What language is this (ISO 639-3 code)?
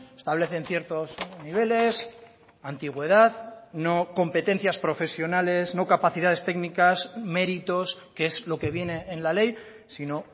spa